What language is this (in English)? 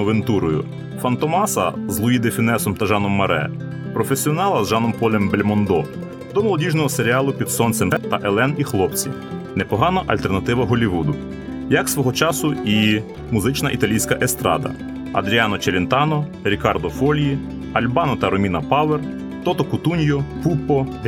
Ukrainian